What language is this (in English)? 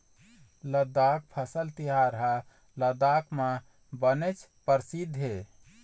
Chhattisgarhi